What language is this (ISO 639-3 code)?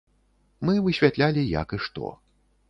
bel